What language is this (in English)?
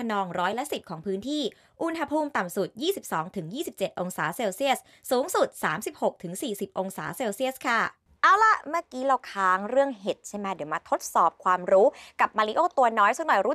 Thai